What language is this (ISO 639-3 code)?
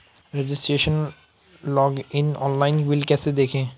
hin